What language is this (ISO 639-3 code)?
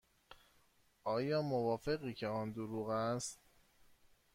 fas